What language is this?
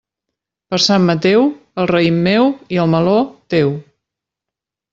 Catalan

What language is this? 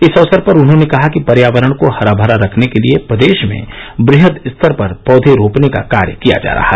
Hindi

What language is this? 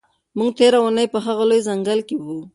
Pashto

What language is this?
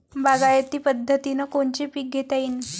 Marathi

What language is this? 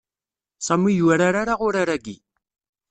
Kabyle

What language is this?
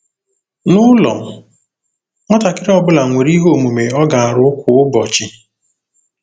Igbo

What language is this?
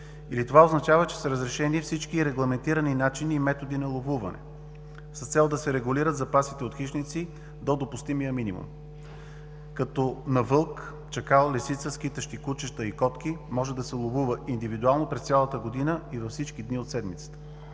Bulgarian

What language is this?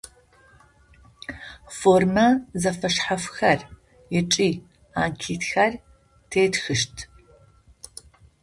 Adyghe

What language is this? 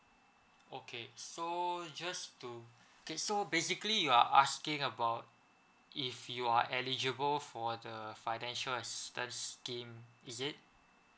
English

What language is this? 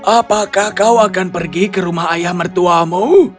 Indonesian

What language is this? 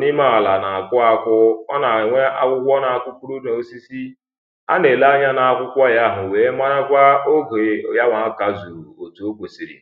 Igbo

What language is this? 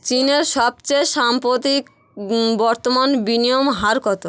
Bangla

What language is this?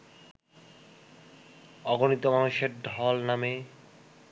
Bangla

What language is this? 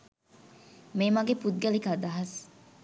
Sinhala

